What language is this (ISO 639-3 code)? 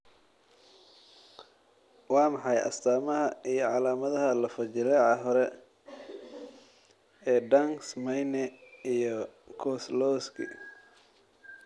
som